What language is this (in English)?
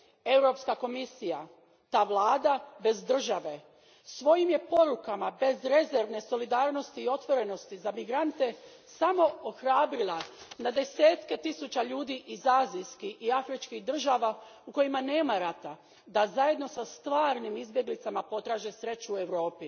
Croatian